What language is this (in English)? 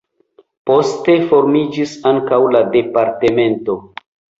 Esperanto